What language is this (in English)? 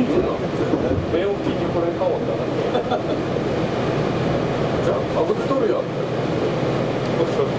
Japanese